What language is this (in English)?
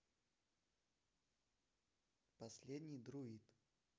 Russian